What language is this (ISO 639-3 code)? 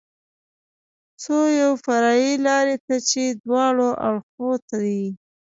pus